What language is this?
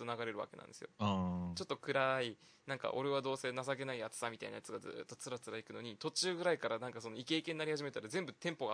Japanese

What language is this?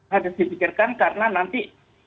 Indonesian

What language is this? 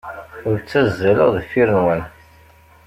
Kabyle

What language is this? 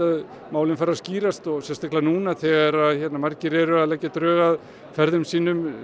Icelandic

